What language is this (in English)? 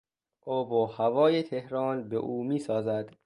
Persian